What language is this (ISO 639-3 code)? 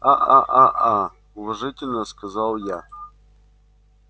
rus